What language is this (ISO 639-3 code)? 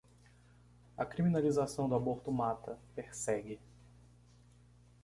por